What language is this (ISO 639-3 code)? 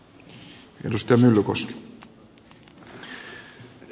fin